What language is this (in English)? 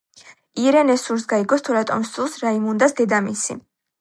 Georgian